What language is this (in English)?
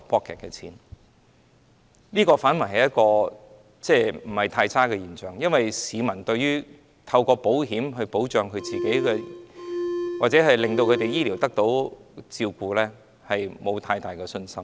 Cantonese